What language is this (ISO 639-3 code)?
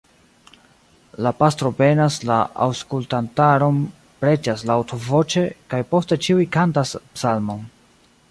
epo